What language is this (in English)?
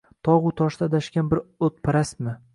Uzbek